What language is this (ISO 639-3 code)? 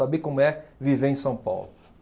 por